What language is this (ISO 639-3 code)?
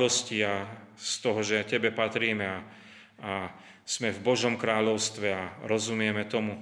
slk